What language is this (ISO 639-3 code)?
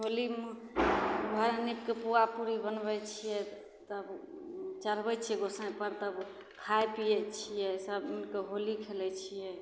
mai